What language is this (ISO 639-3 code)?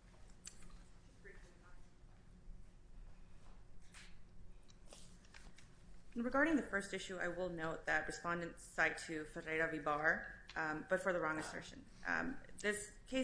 eng